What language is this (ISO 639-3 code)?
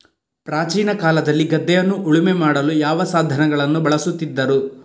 kan